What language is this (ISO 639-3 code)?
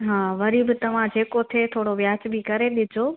snd